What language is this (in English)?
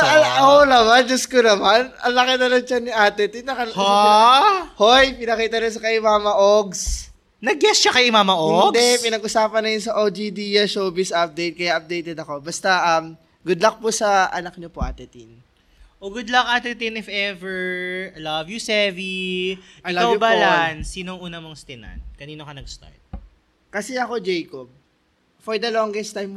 Filipino